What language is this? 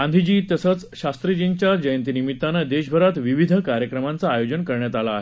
Marathi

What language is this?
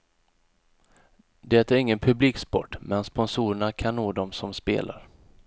Swedish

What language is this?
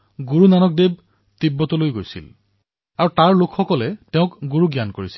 Assamese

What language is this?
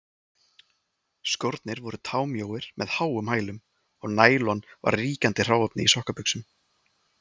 Icelandic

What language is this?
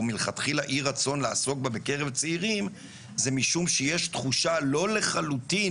Hebrew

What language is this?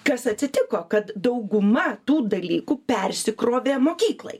Lithuanian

